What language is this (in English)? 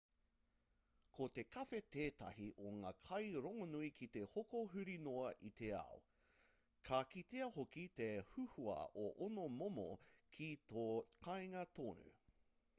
Māori